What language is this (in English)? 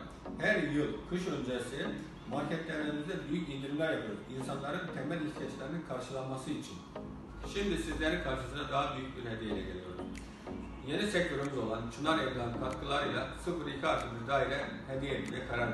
Turkish